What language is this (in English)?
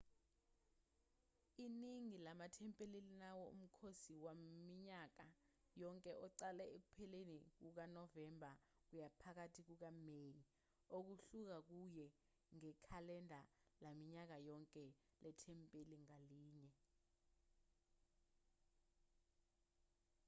Zulu